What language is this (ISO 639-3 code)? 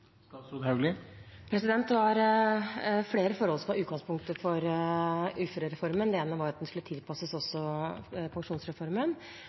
nob